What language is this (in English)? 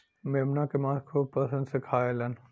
Bhojpuri